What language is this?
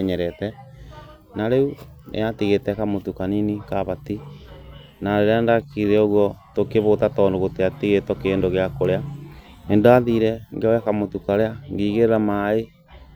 Kikuyu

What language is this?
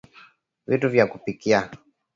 Swahili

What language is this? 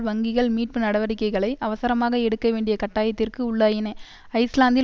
Tamil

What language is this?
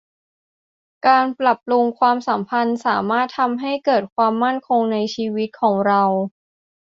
Thai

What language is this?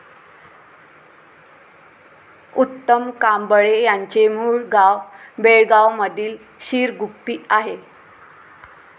Marathi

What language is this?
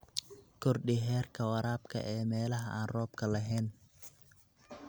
Somali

